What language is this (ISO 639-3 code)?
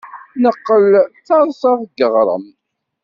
kab